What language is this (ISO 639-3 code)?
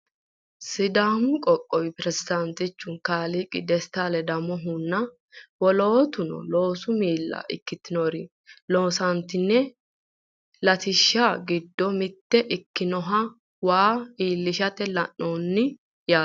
sid